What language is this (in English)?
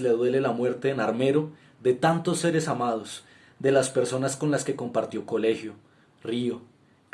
Spanish